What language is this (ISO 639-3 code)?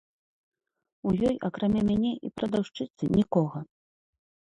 bel